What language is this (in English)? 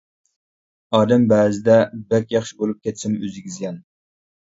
Uyghur